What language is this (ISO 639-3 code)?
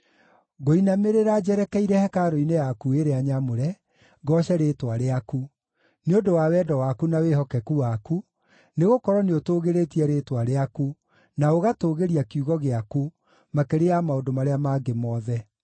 kik